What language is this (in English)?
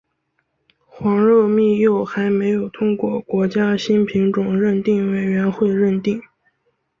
Chinese